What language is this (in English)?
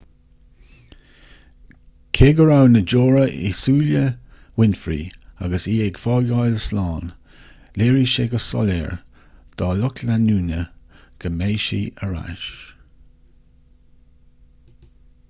Irish